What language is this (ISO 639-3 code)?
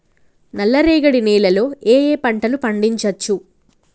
tel